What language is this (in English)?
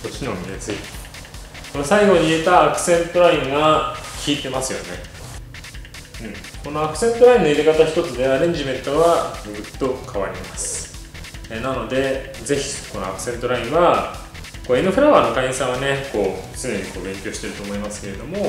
Japanese